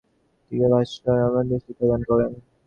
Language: Bangla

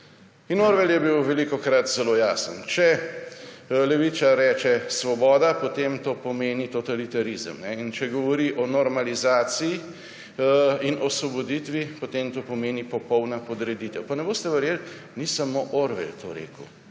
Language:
Slovenian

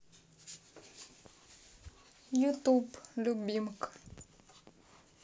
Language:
Russian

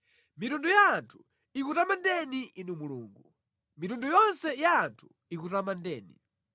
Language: Nyanja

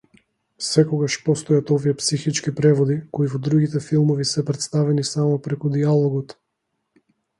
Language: Macedonian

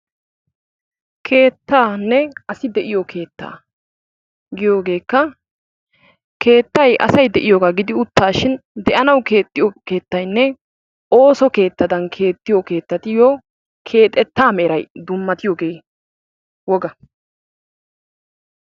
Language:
Wolaytta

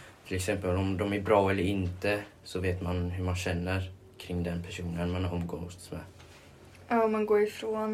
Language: Swedish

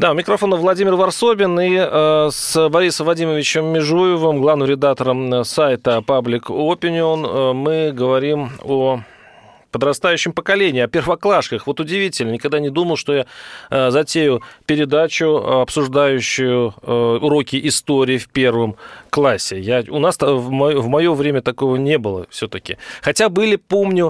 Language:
Russian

